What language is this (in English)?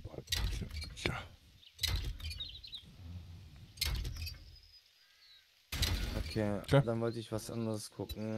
German